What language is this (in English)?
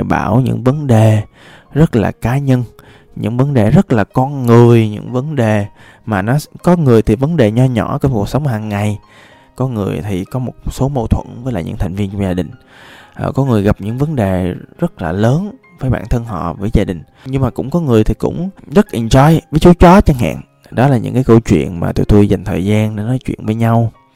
Vietnamese